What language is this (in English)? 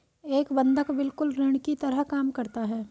Hindi